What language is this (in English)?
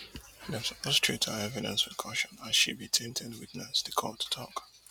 Nigerian Pidgin